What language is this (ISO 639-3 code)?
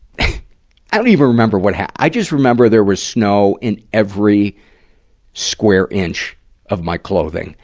eng